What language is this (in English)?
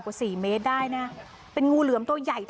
Thai